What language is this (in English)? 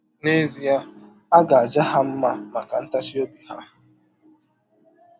Igbo